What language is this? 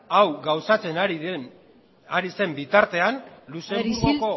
Basque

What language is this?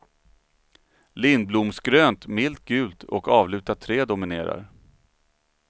Swedish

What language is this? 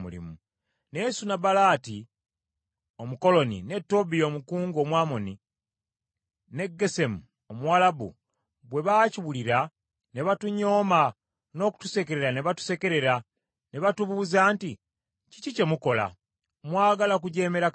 Ganda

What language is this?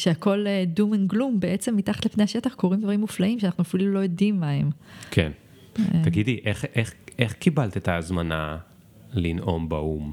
Hebrew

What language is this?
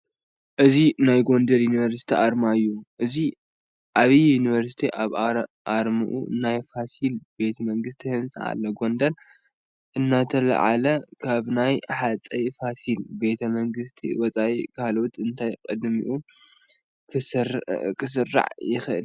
Tigrinya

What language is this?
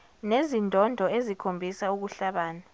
Zulu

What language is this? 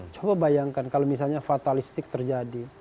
Indonesian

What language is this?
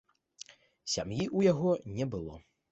Belarusian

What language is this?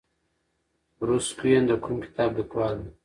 Pashto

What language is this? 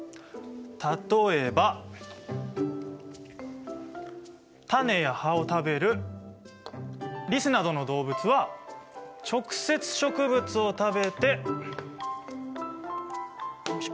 Japanese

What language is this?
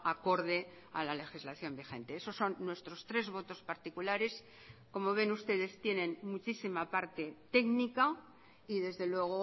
Spanish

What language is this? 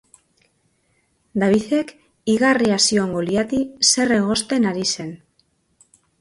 Basque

